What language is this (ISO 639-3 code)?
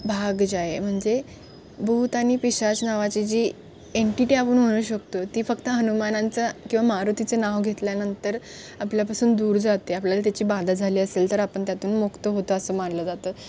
mar